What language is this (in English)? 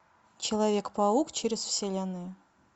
Russian